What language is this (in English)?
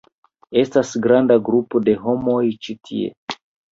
Esperanto